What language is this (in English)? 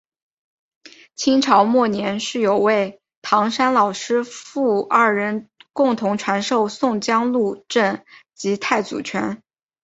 Chinese